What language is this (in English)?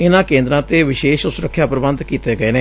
Punjabi